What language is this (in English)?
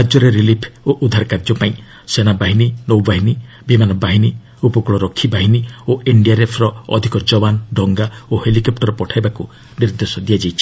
Odia